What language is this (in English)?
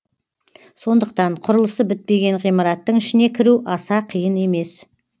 Kazakh